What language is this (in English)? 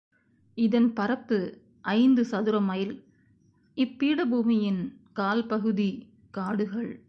Tamil